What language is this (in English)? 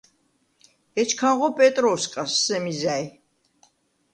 Svan